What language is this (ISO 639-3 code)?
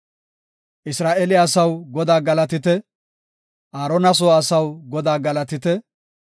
gof